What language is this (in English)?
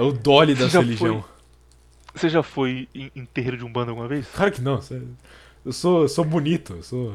Portuguese